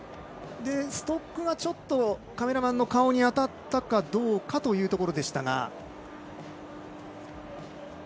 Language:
Japanese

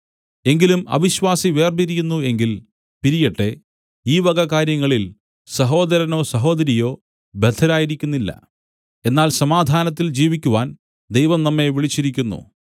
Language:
Malayalam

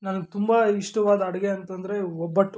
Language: Kannada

